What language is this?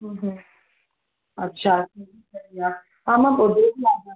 Sindhi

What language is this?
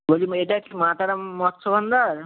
Bangla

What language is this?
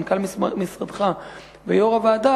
Hebrew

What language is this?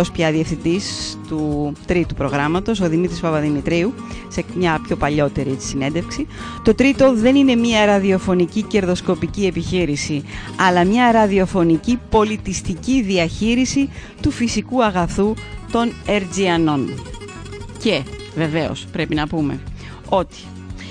Greek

